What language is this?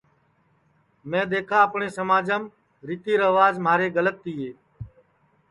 Sansi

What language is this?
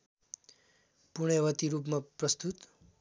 Nepali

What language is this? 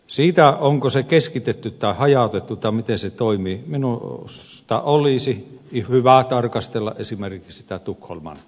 Finnish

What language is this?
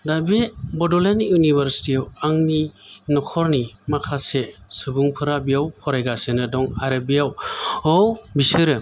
Bodo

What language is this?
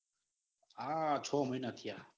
Gujarati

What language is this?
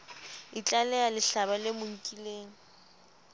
Southern Sotho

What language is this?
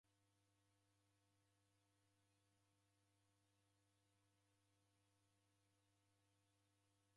Taita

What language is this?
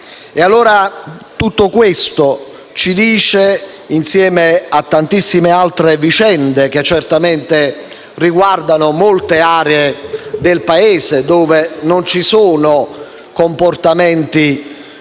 Italian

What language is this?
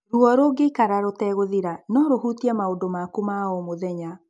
Kikuyu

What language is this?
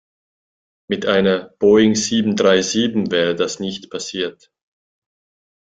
German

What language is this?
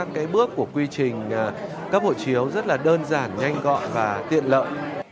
Vietnamese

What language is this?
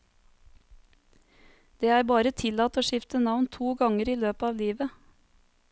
Norwegian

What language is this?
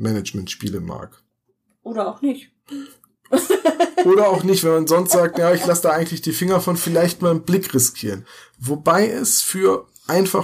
German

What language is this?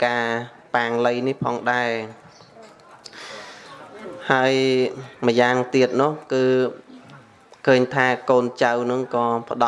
Vietnamese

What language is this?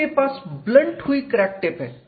Hindi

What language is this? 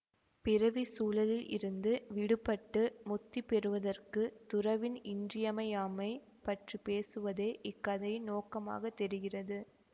Tamil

